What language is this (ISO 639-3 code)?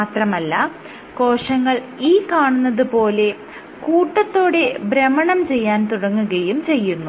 mal